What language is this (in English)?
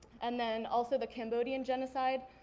English